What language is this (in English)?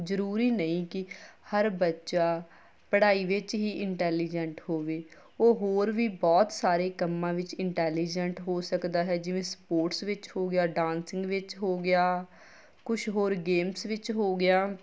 Punjabi